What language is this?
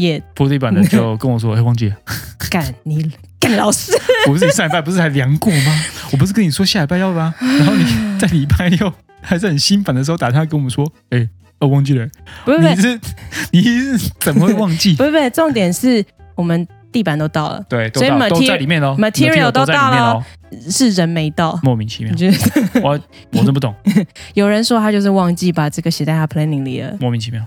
Chinese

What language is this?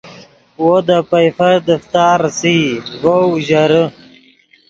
Yidgha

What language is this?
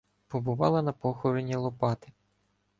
Ukrainian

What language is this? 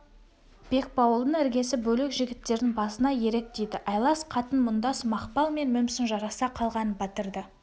Kazakh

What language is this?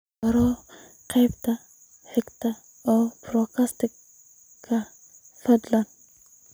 Somali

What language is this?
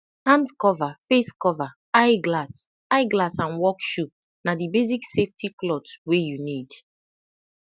Nigerian Pidgin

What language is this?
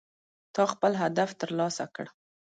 Pashto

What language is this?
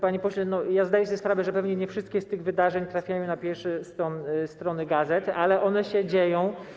Polish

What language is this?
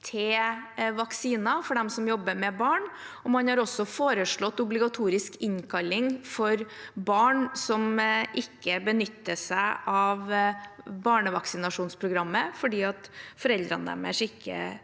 Norwegian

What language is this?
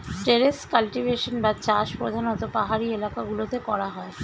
Bangla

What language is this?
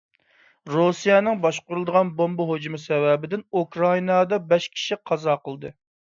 Uyghur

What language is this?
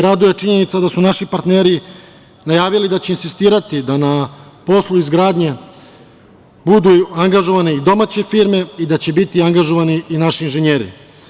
Serbian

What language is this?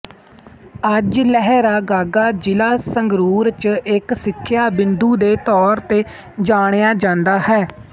Punjabi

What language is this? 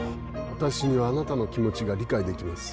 Japanese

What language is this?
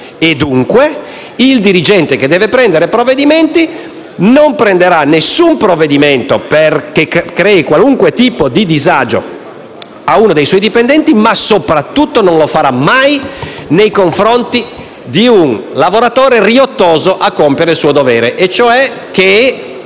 Italian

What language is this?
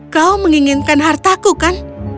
Indonesian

